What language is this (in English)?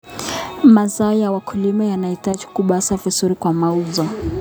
Kalenjin